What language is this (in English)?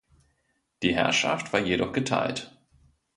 German